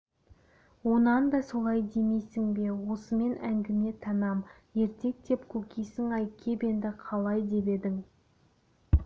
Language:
Kazakh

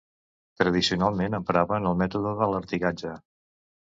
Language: Catalan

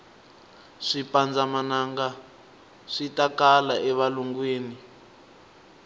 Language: Tsonga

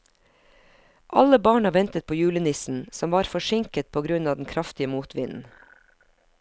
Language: Norwegian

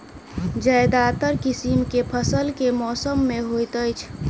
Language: Maithili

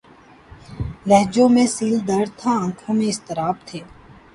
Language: Urdu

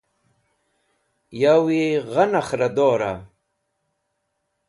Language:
Wakhi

